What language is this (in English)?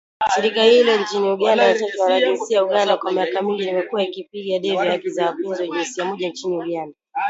Swahili